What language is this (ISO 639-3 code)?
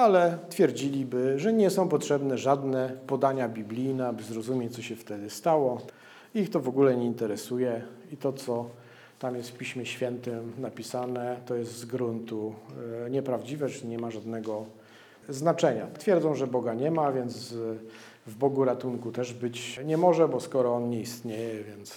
pol